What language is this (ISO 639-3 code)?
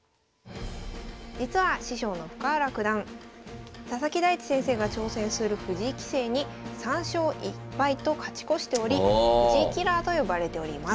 jpn